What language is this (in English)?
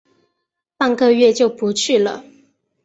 Chinese